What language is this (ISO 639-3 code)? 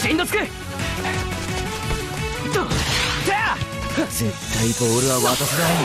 jpn